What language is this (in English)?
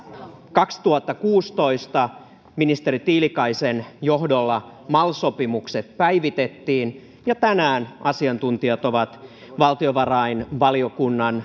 Finnish